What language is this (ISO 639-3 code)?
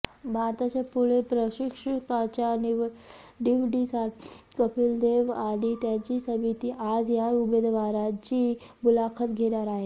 mar